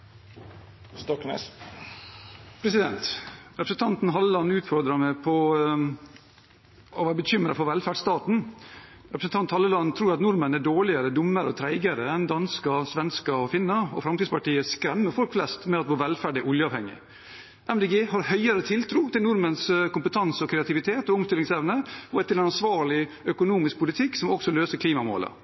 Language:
Norwegian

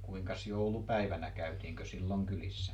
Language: Finnish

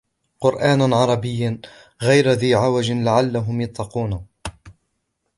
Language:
Arabic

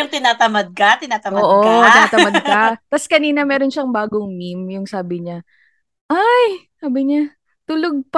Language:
Filipino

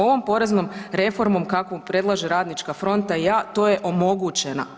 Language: Croatian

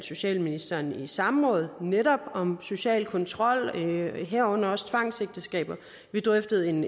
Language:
Danish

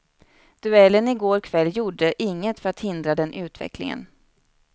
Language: Swedish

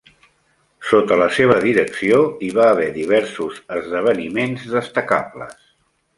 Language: Catalan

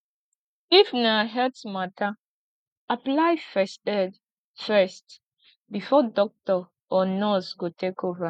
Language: Nigerian Pidgin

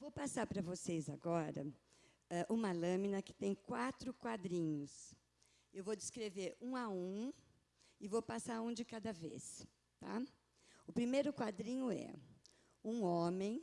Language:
Portuguese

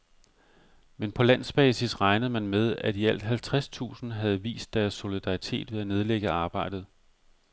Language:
Danish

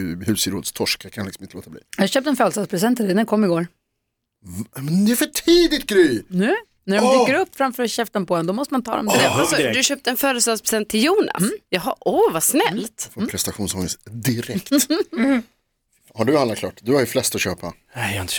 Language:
Swedish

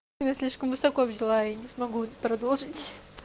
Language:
Russian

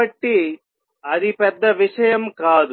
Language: Telugu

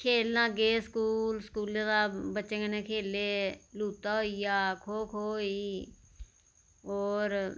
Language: Dogri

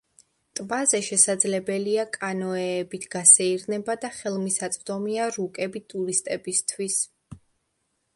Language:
Georgian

